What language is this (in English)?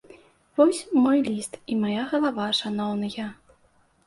Belarusian